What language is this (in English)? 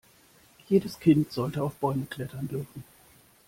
German